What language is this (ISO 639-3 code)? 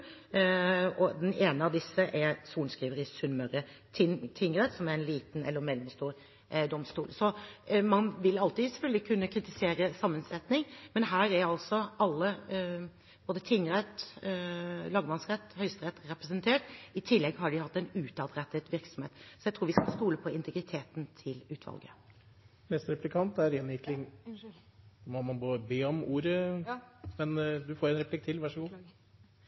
nor